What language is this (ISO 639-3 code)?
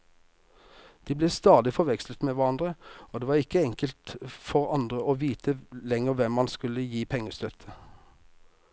nor